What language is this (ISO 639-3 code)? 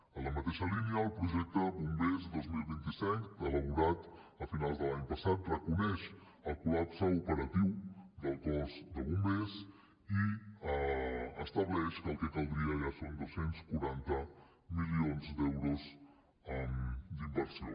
cat